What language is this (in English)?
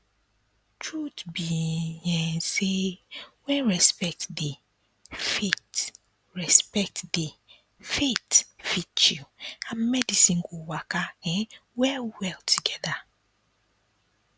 Nigerian Pidgin